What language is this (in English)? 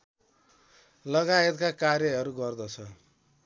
Nepali